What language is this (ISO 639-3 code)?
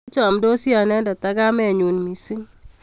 kln